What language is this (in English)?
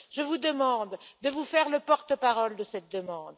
French